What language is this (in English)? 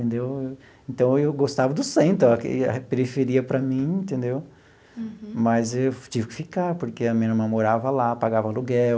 Portuguese